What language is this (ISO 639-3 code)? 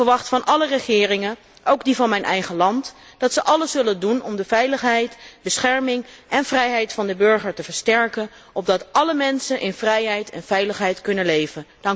nld